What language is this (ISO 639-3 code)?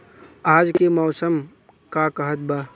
bho